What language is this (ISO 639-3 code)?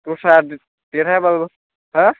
brx